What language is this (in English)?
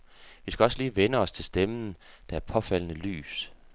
Danish